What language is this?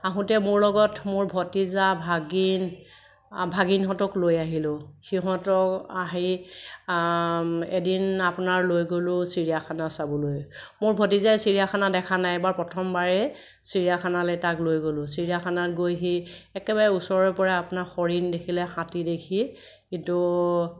Assamese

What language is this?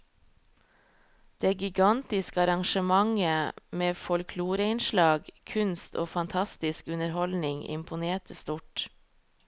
Norwegian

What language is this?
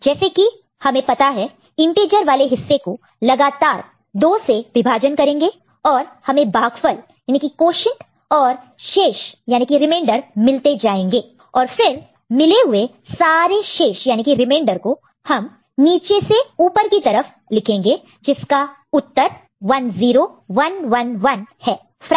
Hindi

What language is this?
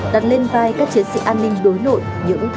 Vietnamese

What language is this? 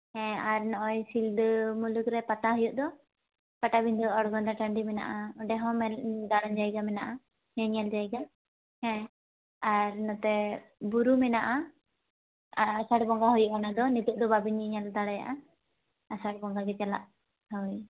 Santali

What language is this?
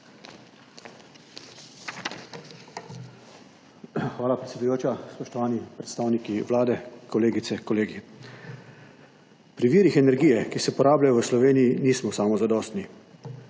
Slovenian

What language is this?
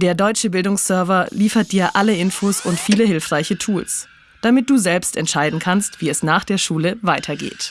German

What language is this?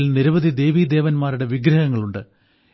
Malayalam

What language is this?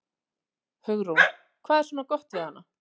Icelandic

